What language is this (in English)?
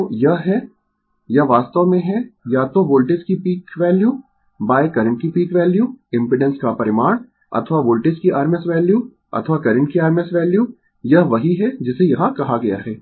Hindi